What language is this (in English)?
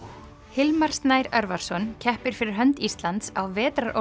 Icelandic